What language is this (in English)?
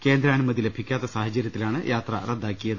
Malayalam